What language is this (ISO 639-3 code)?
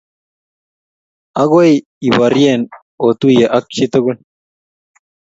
kln